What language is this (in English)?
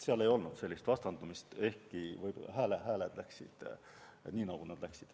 Estonian